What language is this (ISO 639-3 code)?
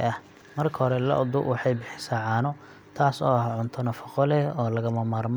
som